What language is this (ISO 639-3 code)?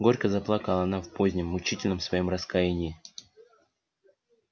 rus